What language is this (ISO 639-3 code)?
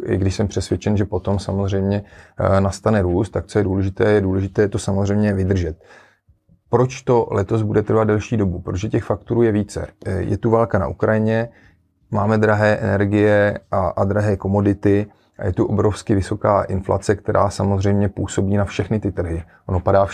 ces